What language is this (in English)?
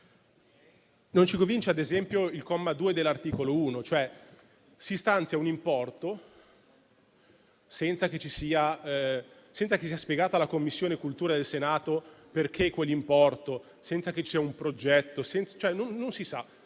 Italian